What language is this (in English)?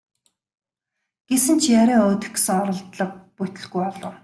Mongolian